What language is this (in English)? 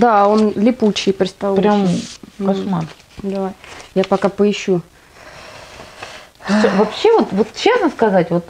Russian